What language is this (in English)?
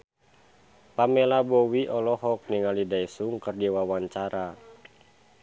Sundanese